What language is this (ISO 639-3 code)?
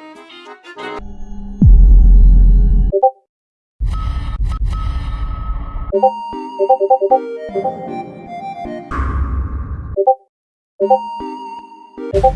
eng